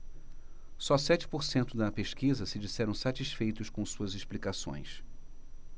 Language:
Portuguese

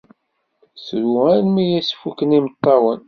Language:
Kabyle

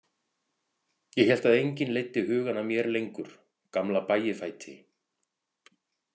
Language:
Icelandic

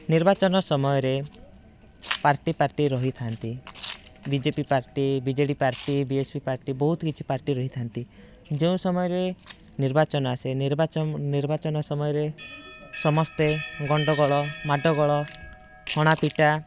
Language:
Odia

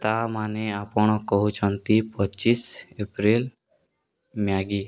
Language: Odia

